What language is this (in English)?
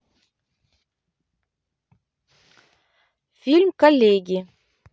Russian